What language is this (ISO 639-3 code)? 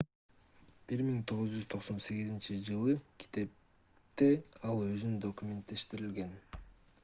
kir